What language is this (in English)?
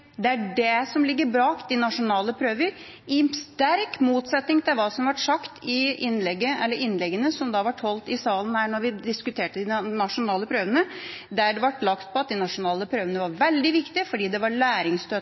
Norwegian Bokmål